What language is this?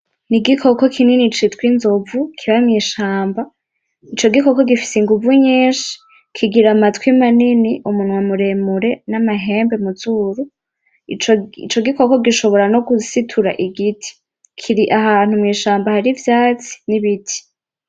Rundi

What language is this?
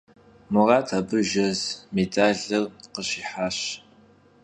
Kabardian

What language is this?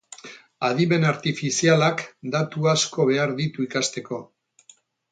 Basque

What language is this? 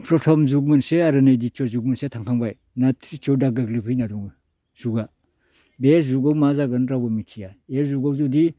Bodo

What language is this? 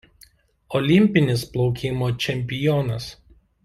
Lithuanian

